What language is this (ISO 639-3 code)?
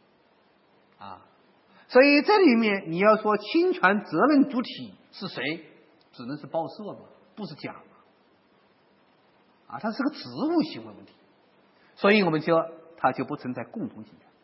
zho